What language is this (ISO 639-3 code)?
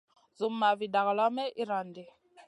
mcn